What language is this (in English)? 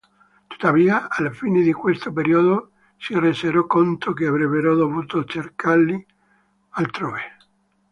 Italian